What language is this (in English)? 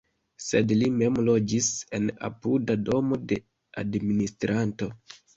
Esperanto